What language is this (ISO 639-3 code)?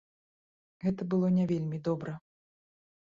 bel